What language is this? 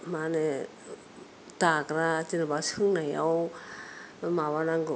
Bodo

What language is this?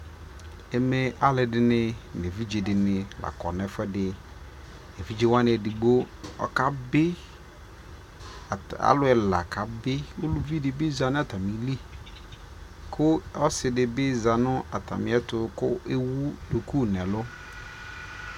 Ikposo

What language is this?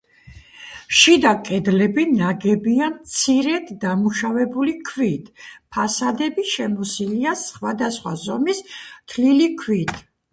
Georgian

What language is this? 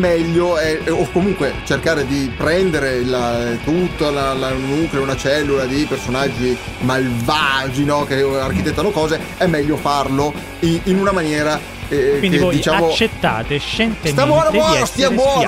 Italian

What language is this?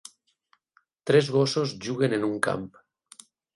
Catalan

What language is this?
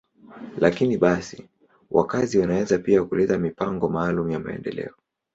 Swahili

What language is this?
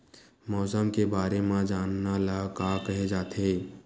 Chhattisgarhi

